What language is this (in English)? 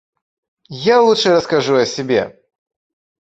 Russian